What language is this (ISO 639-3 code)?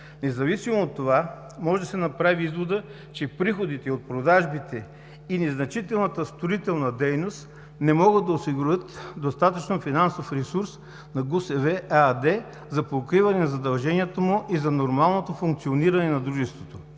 bul